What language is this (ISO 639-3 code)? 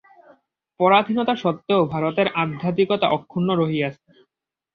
ben